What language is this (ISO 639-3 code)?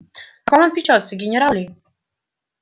rus